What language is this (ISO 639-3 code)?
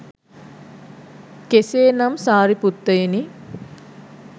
sin